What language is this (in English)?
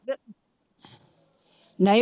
Punjabi